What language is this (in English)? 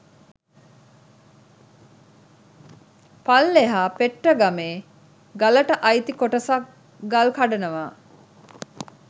Sinhala